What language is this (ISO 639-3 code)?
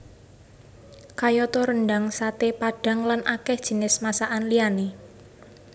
jav